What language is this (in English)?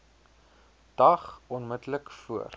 Afrikaans